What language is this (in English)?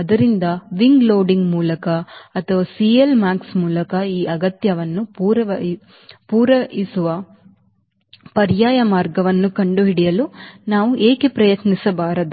Kannada